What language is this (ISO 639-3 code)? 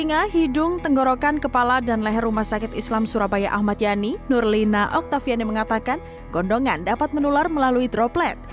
ind